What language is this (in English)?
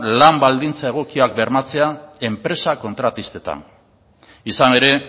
Basque